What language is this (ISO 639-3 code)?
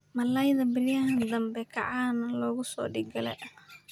som